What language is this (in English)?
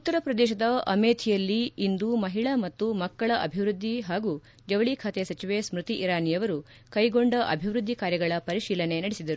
Kannada